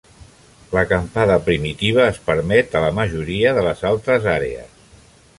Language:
Catalan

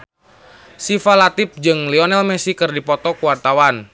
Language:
Sundanese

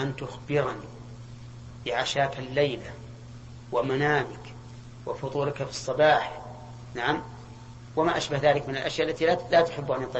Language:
Arabic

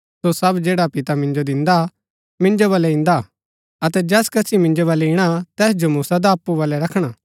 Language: Gaddi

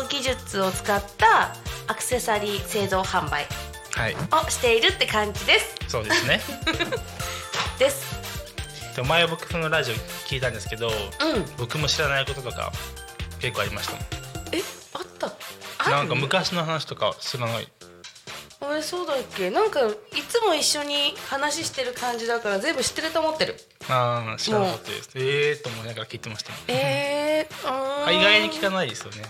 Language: Japanese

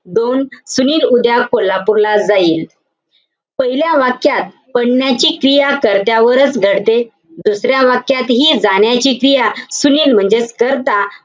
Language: Marathi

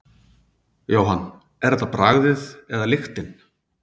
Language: Icelandic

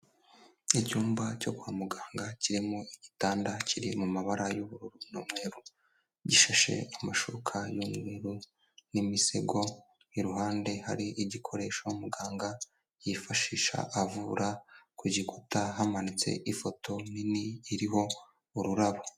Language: Kinyarwanda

